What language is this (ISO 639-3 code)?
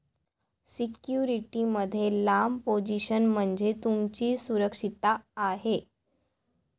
mar